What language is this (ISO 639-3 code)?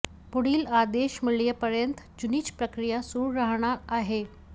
mar